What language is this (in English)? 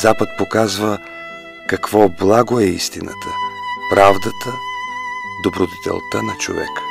Bulgarian